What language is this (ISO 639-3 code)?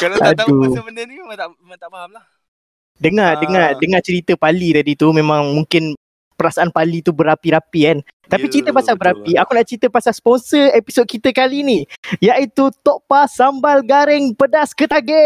msa